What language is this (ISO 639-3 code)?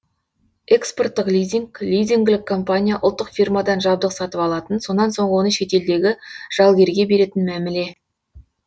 kaz